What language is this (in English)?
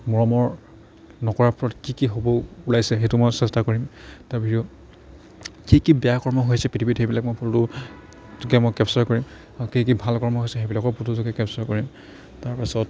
Assamese